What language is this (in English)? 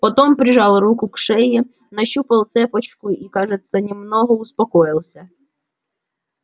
Russian